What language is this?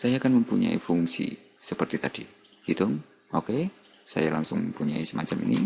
Indonesian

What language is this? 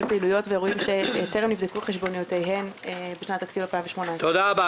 Hebrew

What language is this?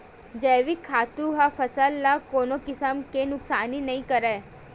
Chhattisgarhi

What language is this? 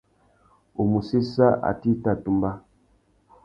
Tuki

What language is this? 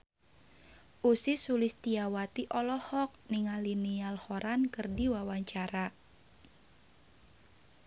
Sundanese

